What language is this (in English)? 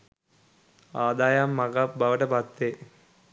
Sinhala